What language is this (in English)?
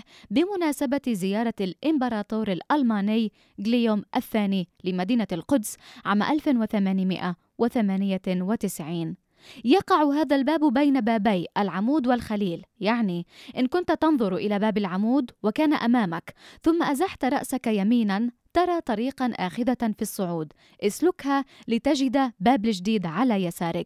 Arabic